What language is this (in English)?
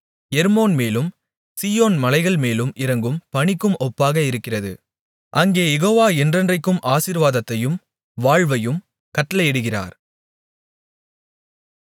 Tamil